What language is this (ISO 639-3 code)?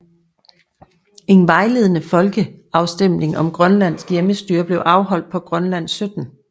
dan